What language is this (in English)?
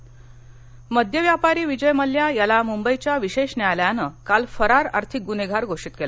Marathi